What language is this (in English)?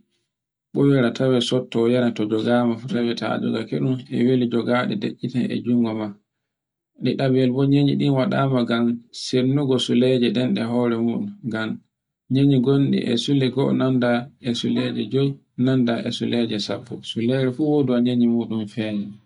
Borgu Fulfulde